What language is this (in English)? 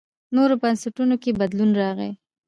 Pashto